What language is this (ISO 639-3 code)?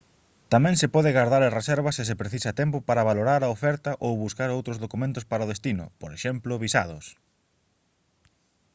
glg